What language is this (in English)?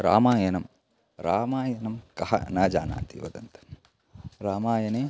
Sanskrit